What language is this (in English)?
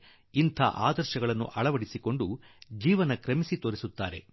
Kannada